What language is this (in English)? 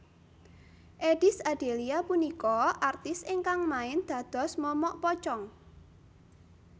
Javanese